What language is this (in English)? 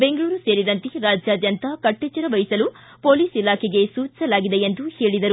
Kannada